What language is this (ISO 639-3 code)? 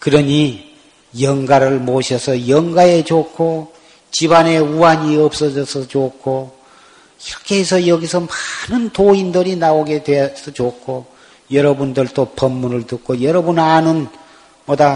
kor